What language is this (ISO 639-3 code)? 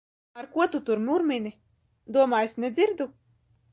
lav